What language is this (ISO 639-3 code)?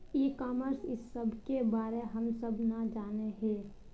mag